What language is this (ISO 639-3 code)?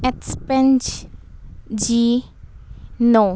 pan